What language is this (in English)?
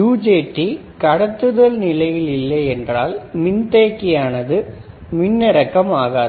Tamil